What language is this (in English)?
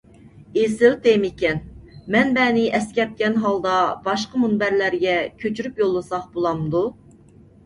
Uyghur